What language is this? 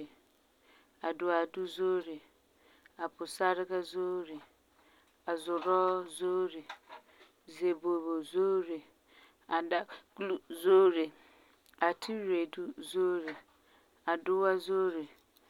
Frafra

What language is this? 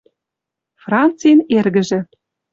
Western Mari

